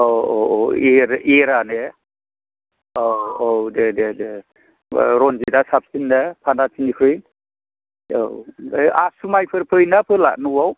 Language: Bodo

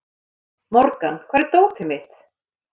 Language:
Icelandic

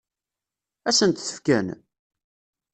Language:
Kabyle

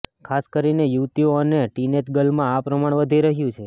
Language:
Gujarati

